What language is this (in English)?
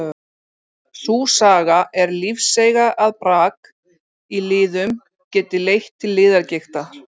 Icelandic